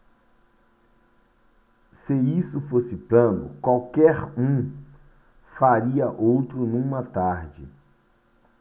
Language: Portuguese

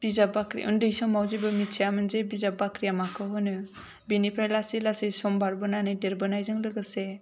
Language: Bodo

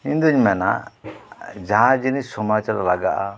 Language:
Santali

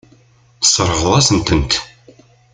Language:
Kabyle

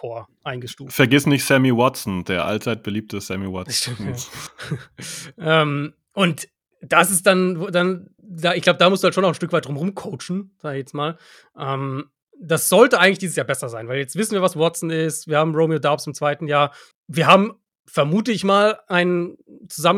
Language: German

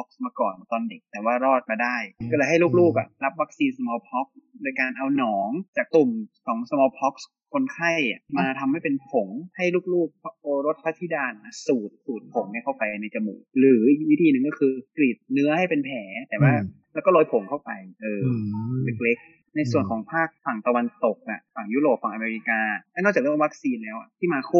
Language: Thai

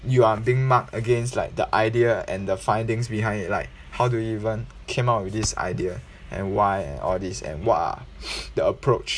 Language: English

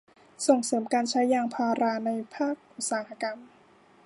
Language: Thai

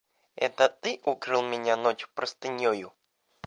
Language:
Russian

